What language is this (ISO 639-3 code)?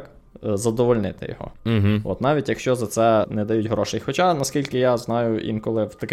ukr